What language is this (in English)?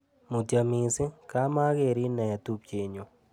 Kalenjin